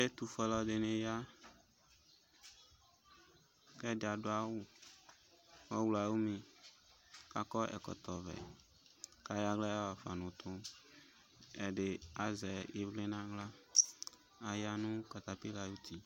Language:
Ikposo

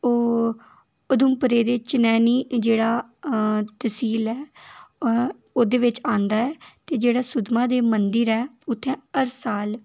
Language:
Dogri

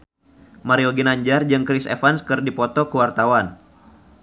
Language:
Sundanese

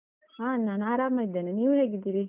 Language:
Kannada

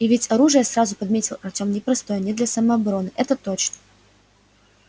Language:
Russian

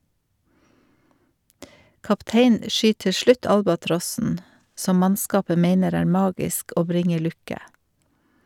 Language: Norwegian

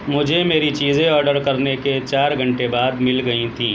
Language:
Urdu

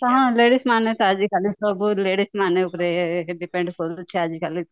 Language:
Odia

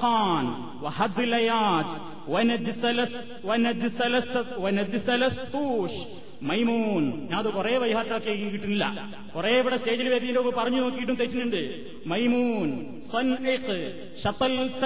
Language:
Malayalam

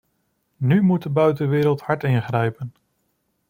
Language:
Dutch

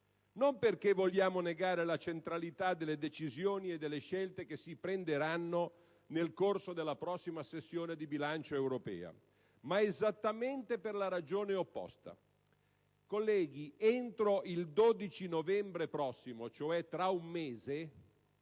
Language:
Italian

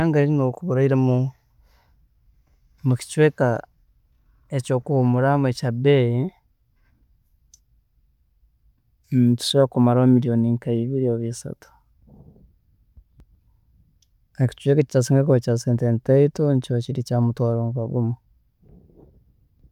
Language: Tooro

